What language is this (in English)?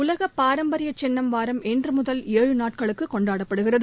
Tamil